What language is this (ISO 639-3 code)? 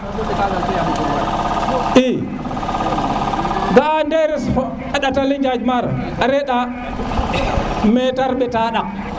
srr